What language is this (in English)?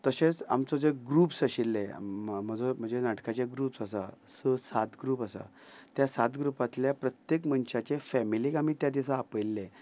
Konkani